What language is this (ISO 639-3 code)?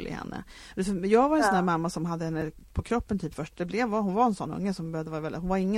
swe